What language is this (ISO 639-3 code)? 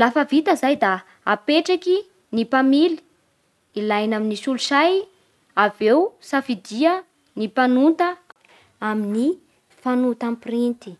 bhr